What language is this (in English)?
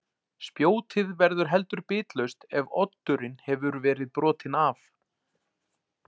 Icelandic